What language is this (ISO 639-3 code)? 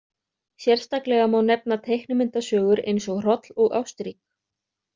isl